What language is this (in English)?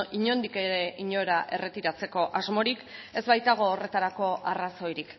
Basque